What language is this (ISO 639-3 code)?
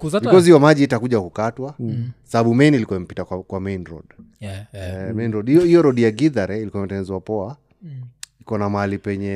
swa